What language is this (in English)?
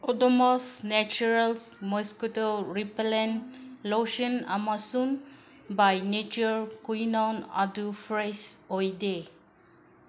Manipuri